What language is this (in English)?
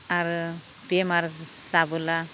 Bodo